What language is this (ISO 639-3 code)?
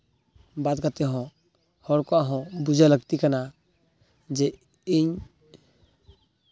sat